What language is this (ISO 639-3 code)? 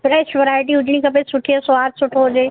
snd